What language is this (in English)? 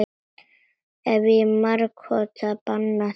Icelandic